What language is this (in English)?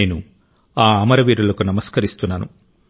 Telugu